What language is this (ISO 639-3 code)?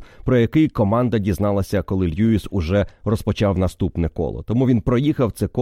ukr